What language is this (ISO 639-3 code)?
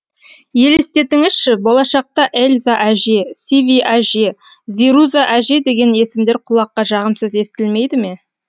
kaz